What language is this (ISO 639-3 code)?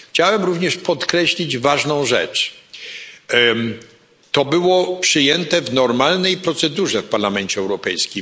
pol